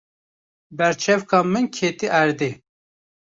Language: Kurdish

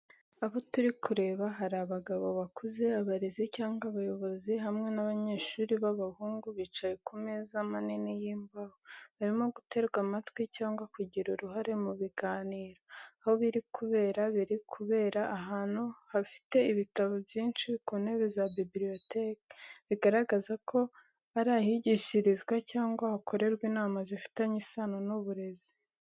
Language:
Kinyarwanda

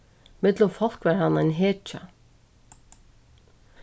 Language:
Faroese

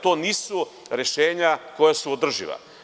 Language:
Serbian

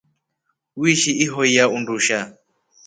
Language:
Rombo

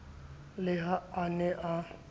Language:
Southern Sotho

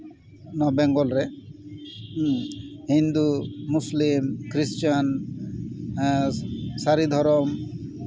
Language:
Santali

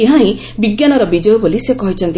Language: Odia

